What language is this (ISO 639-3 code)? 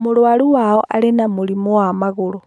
kik